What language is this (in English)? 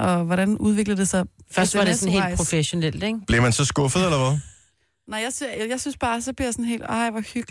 Danish